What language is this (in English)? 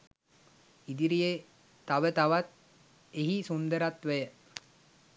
Sinhala